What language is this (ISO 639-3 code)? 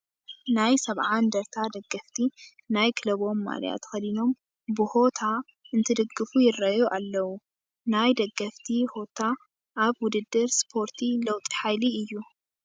tir